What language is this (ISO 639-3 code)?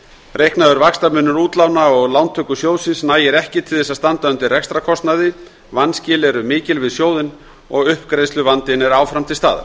isl